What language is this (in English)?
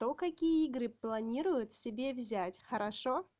Russian